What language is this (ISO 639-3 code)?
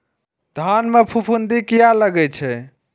mai